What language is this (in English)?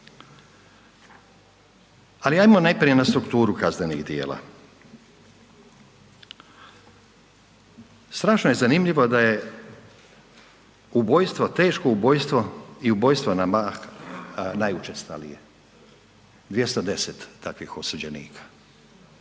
Croatian